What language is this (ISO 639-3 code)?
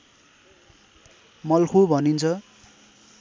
nep